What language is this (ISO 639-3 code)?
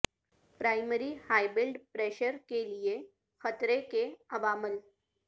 urd